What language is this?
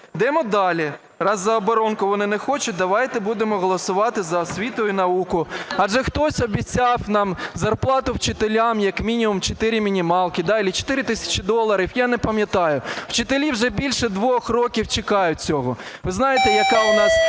Ukrainian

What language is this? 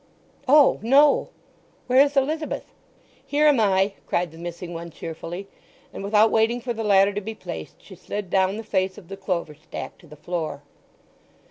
English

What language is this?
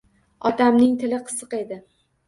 Uzbek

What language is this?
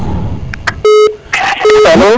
Serer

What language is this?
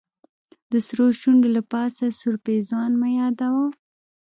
Pashto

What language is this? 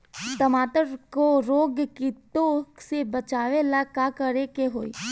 Bhojpuri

